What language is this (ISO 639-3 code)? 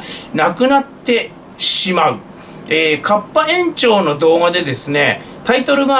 jpn